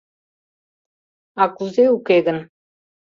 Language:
Mari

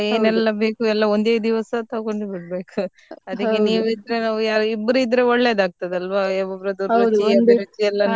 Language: Kannada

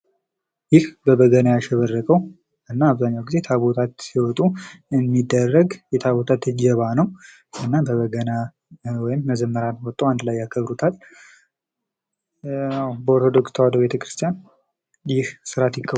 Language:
Amharic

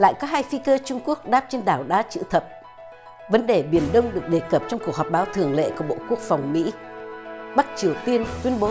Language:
Vietnamese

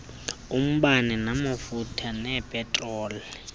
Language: Xhosa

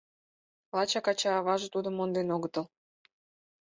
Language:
Mari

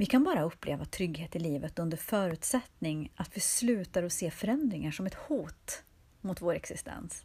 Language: Swedish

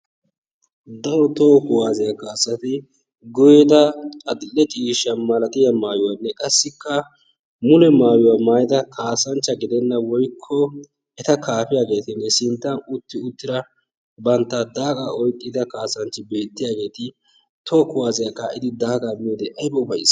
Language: Wolaytta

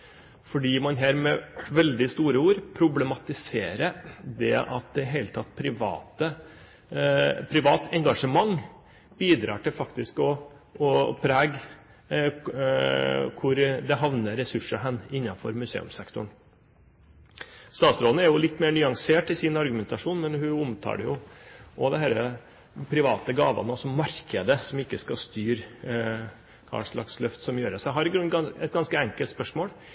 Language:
Norwegian Bokmål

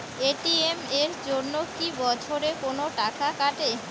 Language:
Bangla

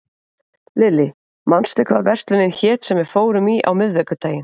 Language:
Icelandic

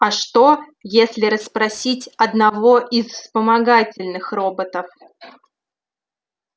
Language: Russian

